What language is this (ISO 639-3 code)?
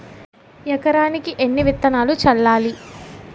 tel